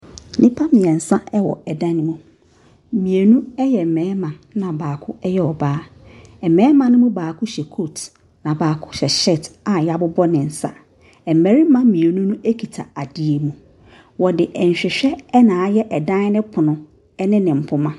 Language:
Akan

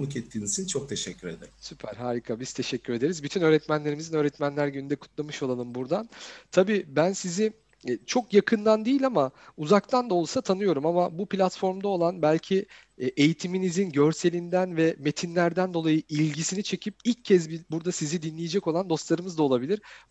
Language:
Turkish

